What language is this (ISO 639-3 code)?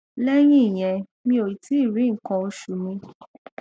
yor